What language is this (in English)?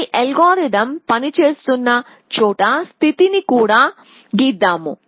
Telugu